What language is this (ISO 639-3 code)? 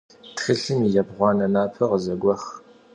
kbd